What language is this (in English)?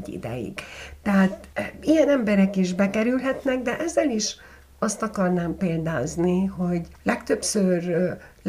Hungarian